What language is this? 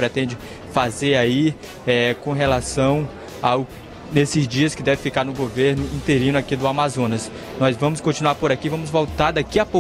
Portuguese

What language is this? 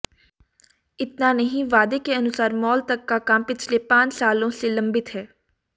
Hindi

